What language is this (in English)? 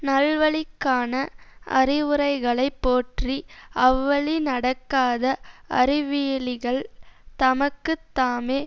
Tamil